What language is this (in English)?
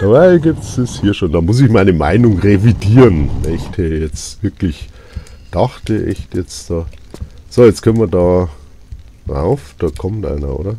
German